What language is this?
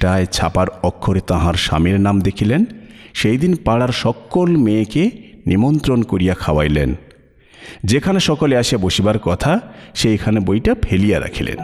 Bangla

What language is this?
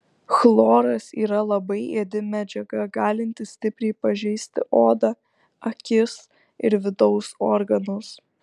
Lithuanian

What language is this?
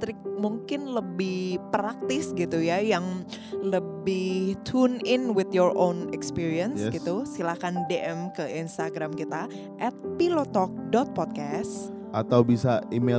Indonesian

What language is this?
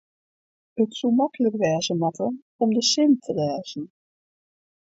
Western Frisian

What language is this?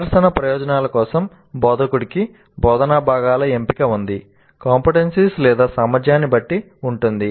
Telugu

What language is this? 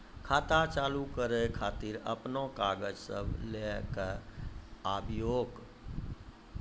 Maithili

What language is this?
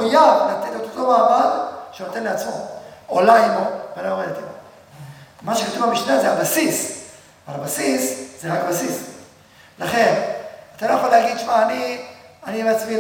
Hebrew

